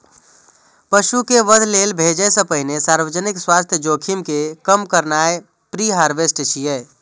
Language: Maithili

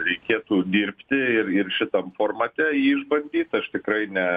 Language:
Lithuanian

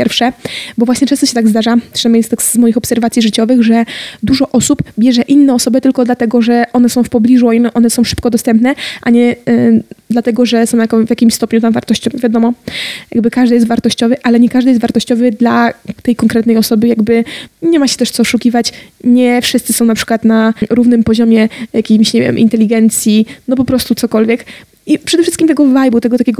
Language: Polish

